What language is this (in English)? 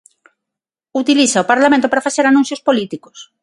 Galician